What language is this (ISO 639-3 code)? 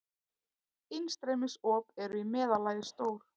isl